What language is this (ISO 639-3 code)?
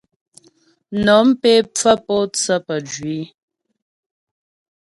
bbj